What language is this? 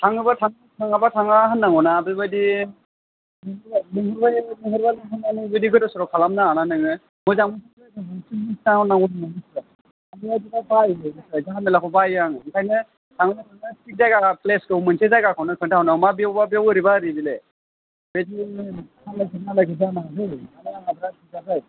Bodo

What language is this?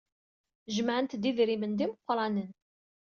Kabyle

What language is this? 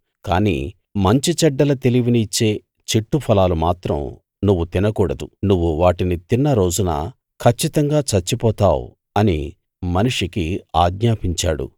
Telugu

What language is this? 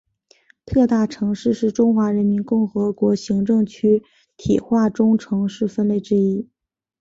Chinese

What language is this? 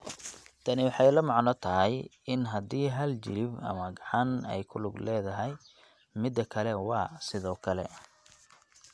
Somali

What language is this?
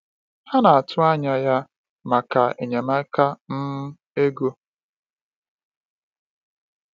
Igbo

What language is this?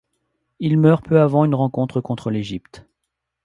French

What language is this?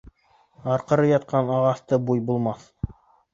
Bashkir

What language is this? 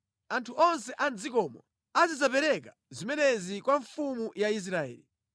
Nyanja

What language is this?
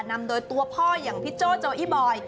Thai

